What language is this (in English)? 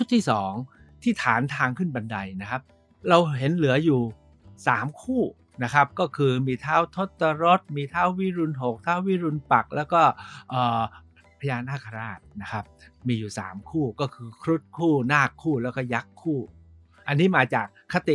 Thai